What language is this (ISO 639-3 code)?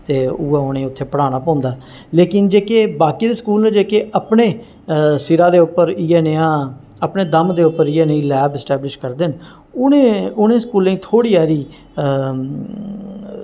doi